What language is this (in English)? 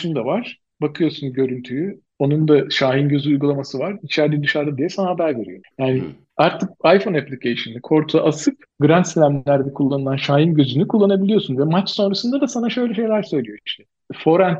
Turkish